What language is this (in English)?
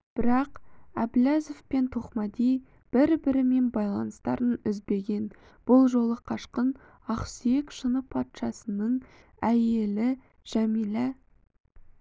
Kazakh